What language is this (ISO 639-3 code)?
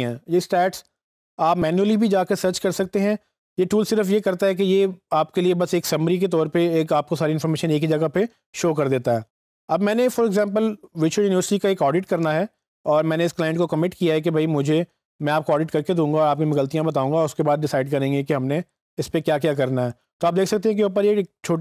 hin